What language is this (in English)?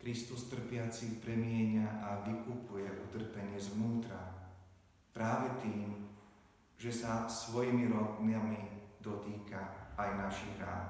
Slovak